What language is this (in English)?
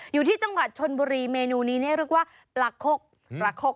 Thai